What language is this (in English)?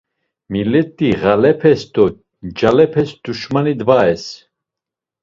Laz